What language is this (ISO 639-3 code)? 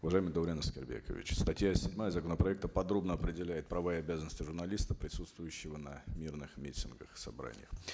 kaz